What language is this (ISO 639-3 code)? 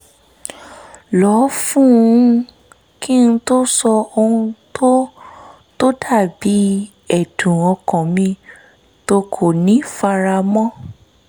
yor